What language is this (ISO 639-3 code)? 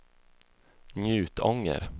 swe